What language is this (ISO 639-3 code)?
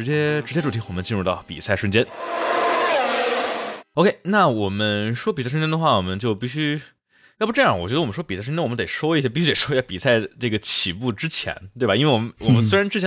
zho